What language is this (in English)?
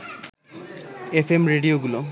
Bangla